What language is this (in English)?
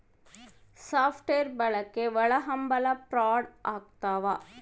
Kannada